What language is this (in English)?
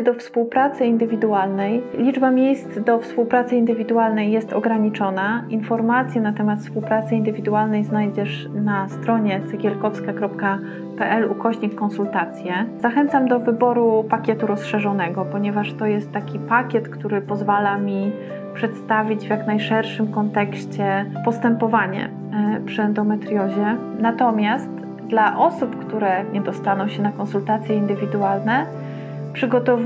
Polish